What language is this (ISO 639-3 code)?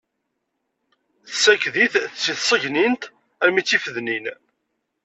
kab